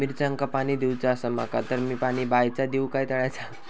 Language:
Marathi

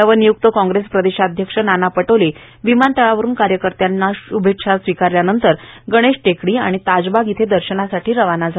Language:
Marathi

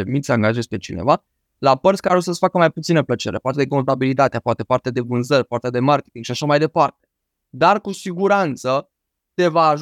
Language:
Romanian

